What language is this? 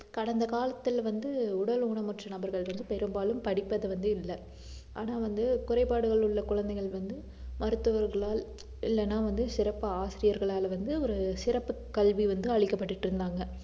Tamil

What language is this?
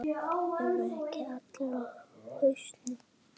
Icelandic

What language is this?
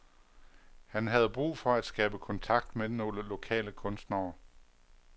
Danish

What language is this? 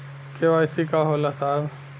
Bhojpuri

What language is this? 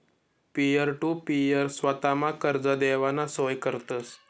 Marathi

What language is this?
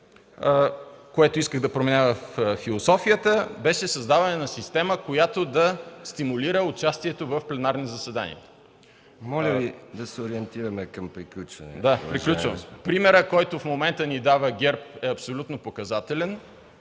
Bulgarian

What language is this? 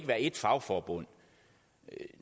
Danish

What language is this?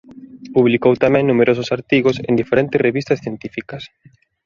Galician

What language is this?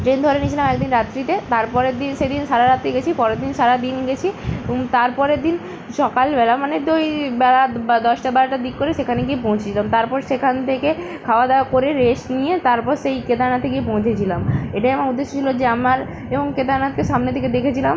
Bangla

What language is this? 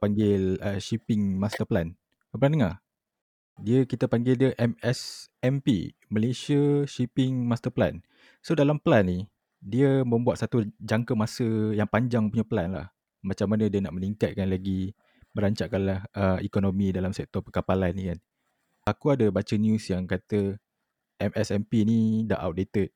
Malay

